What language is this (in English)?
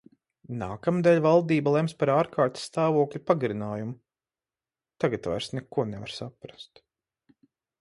Latvian